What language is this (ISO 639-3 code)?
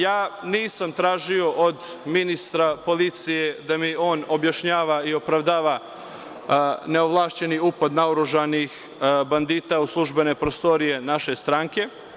srp